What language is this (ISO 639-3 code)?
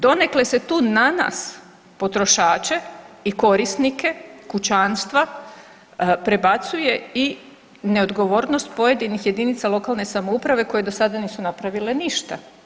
hrv